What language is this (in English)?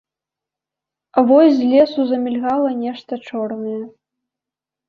Belarusian